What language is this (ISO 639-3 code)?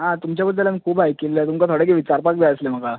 kok